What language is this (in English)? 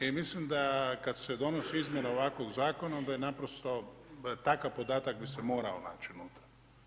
Croatian